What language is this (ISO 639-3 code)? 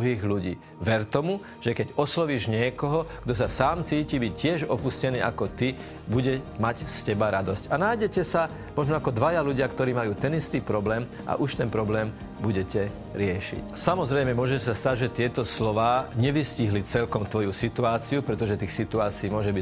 slk